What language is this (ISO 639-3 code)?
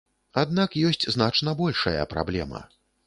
bel